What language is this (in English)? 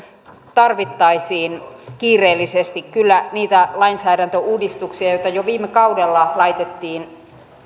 Finnish